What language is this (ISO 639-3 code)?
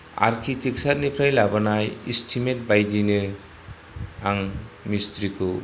brx